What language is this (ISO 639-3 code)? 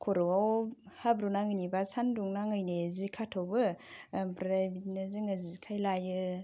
brx